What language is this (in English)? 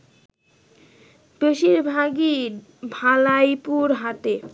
Bangla